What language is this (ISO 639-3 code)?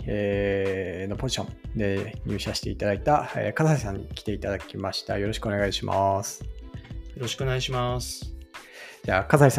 jpn